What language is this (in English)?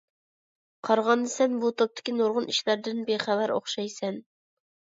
Uyghur